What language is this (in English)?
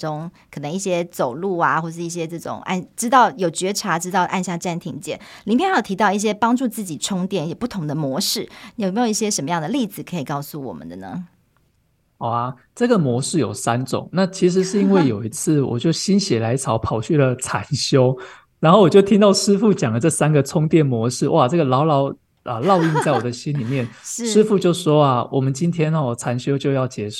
Chinese